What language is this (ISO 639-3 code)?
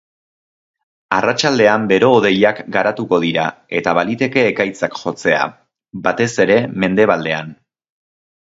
eus